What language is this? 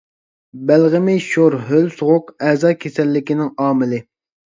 Uyghur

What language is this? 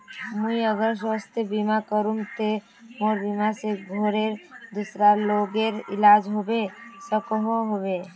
Magahi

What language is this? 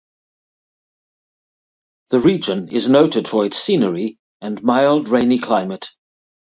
English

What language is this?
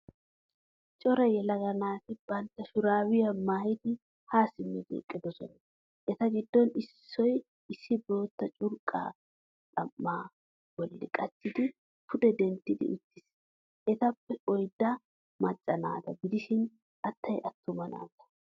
Wolaytta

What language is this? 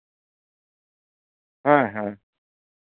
Santali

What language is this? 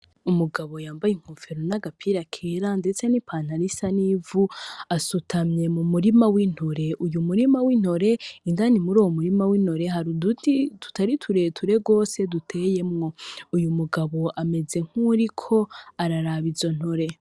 Rundi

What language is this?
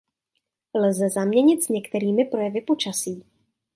Czech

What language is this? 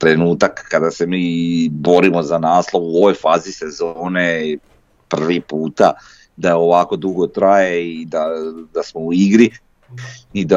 Croatian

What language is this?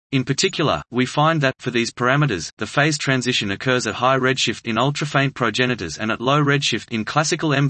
English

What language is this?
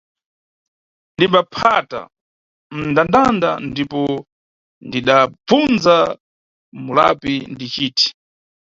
Nyungwe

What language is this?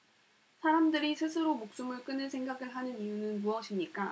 Korean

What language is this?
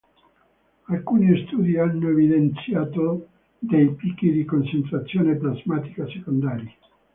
Italian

